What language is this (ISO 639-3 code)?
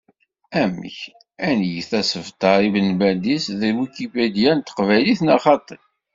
kab